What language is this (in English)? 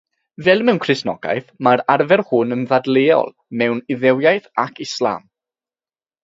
Welsh